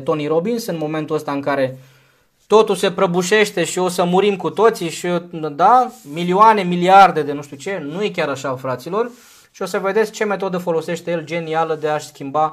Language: Romanian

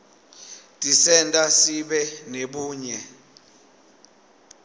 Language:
Swati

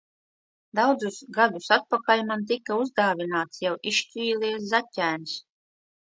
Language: Latvian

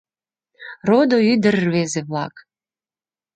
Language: Mari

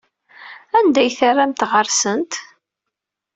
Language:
Kabyle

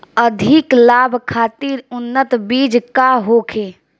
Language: Bhojpuri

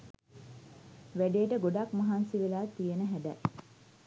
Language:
Sinhala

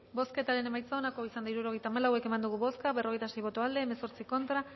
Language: Basque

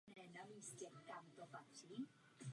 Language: Czech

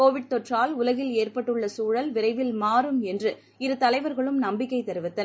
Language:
Tamil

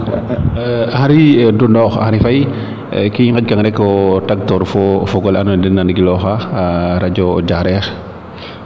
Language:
Serer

